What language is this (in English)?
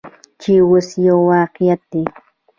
Pashto